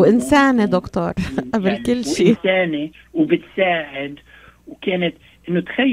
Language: Arabic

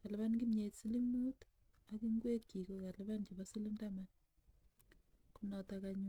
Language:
Kalenjin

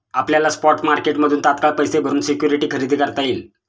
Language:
Marathi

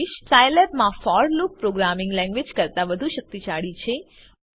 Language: Gujarati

